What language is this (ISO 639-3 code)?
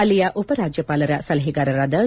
kan